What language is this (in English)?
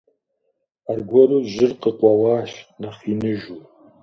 Kabardian